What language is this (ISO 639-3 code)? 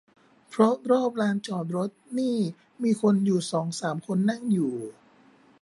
tha